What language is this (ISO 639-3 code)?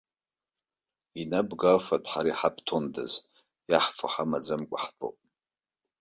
abk